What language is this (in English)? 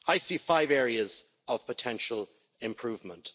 English